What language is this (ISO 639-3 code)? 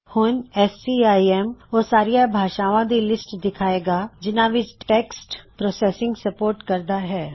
pan